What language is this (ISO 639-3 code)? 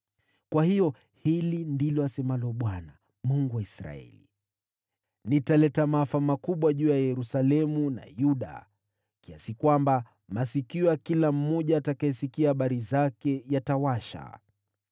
swa